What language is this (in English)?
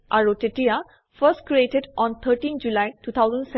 Assamese